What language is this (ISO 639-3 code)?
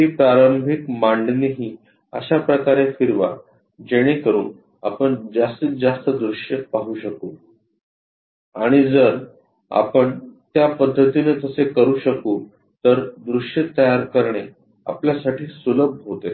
mar